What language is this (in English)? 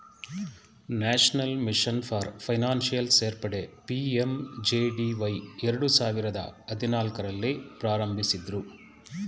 Kannada